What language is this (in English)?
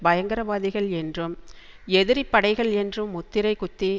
Tamil